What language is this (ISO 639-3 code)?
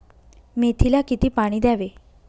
mar